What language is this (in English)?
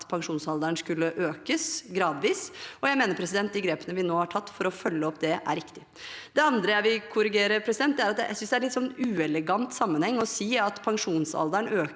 Norwegian